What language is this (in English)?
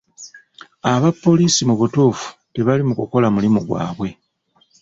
Ganda